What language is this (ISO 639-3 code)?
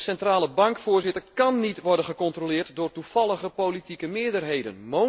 nld